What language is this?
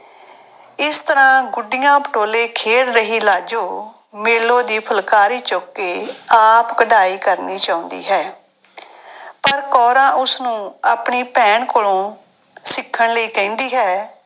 Punjabi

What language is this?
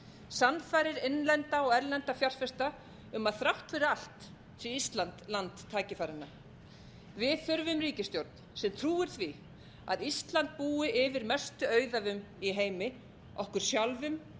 Icelandic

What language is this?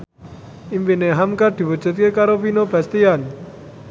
Javanese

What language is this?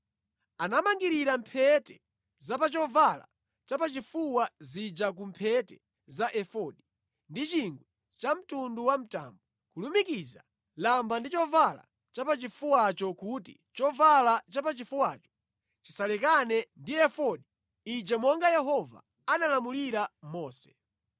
Nyanja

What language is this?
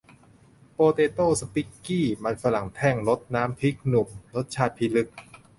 Thai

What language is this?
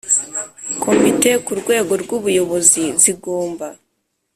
Kinyarwanda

